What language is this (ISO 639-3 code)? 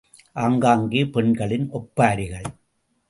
tam